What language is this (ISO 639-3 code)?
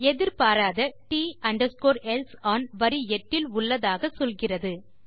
tam